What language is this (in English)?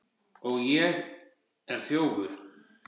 Icelandic